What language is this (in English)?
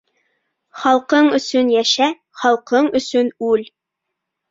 Bashkir